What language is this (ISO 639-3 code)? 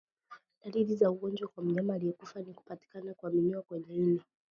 swa